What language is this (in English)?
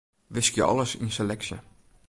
Western Frisian